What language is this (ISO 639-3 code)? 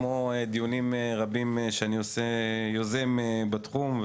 heb